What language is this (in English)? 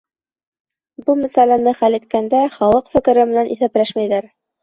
Bashkir